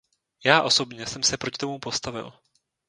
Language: Czech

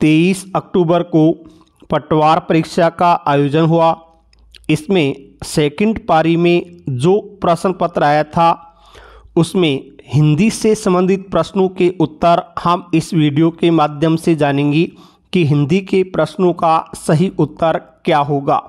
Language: Hindi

